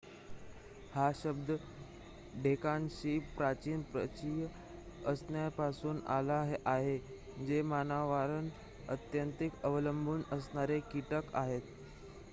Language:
Marathi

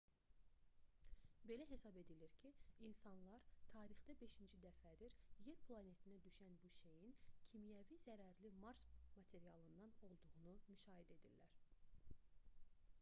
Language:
Azerbaijani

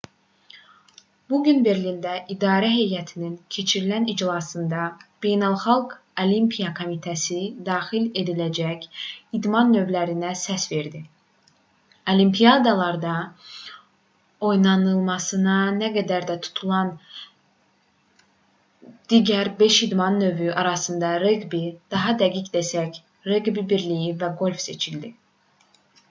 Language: Azerbaijani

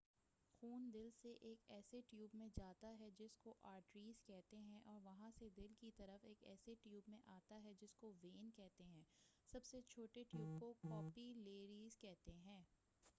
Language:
Urdu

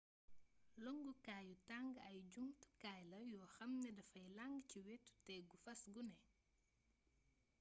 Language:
Wolof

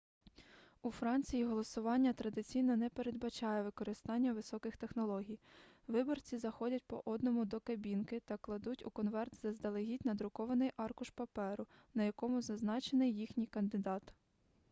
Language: Ukrainian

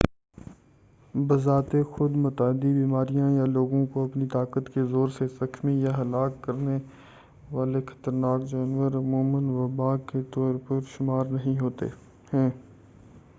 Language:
Urdu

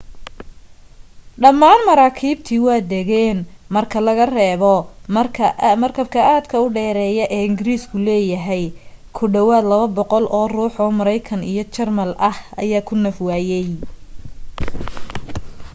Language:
Somali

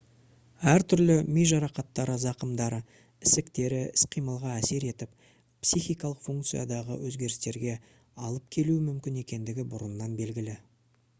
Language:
Kazakh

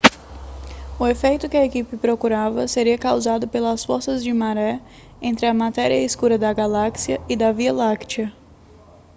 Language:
Portuguese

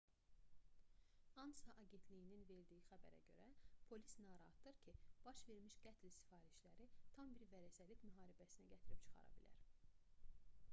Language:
Azerbaijani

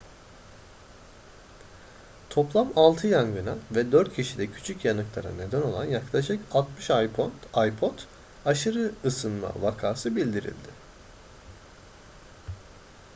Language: Turkish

